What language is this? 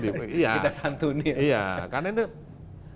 Indonesian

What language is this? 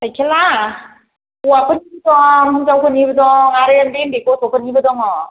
Bodo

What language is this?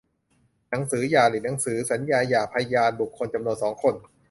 Thai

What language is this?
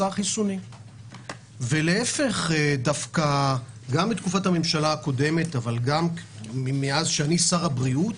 Hebrew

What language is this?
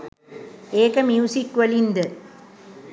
Sinhala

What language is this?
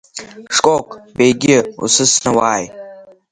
Abkhazian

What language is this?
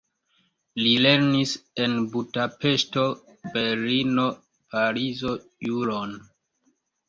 Esperanto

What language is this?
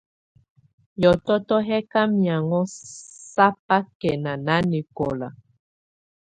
Tunen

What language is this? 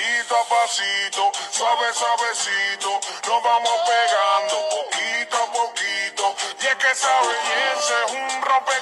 Romanian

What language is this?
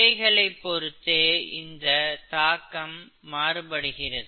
Tamil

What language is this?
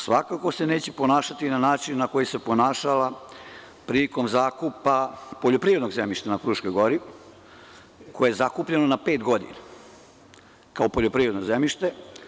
Serbian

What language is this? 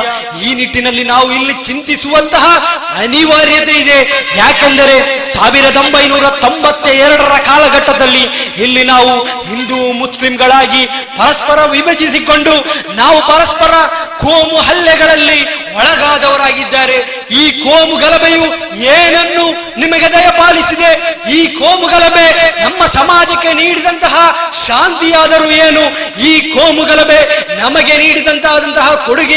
Kannada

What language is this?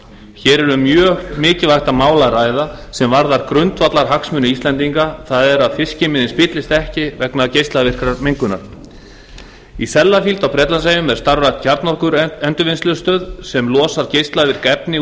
Icelandic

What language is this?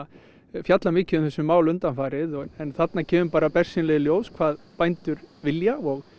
Icelandic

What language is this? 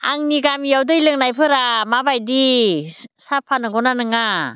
Bodo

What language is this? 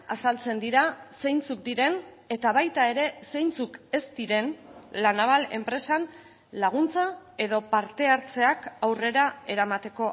Basque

